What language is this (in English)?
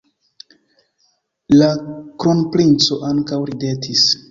Esperanto